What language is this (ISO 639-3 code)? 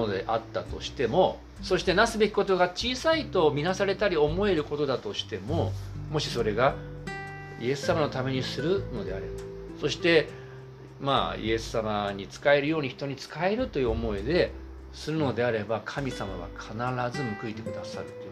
jpn